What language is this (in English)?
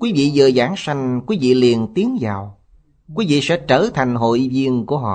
Vietnamese